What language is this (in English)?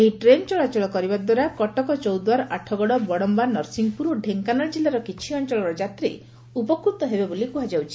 Odia